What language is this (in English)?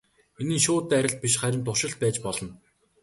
Mongolian